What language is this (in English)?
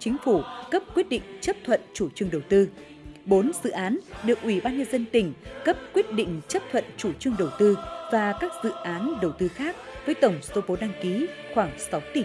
Vietnamese